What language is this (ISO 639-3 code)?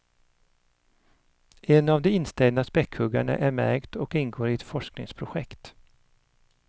swe